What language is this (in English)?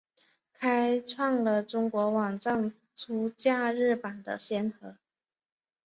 Chinese